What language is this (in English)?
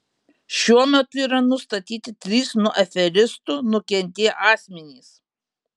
Lithuanian